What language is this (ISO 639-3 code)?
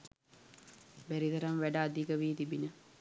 sin